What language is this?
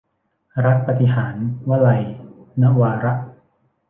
Thai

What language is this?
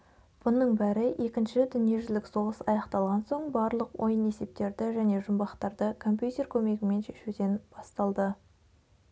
Kazakh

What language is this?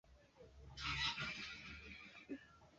Swahili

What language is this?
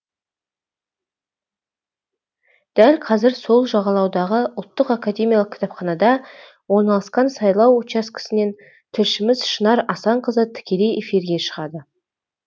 Kazakh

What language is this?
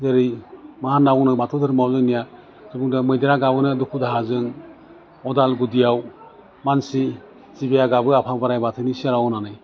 Bodo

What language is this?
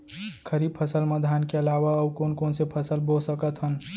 Chhattisgarhi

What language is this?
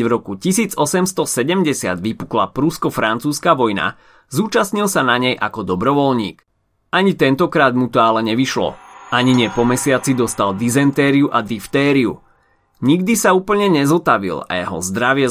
Slovak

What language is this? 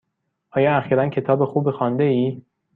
Persian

